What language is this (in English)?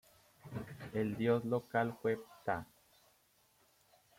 Spanish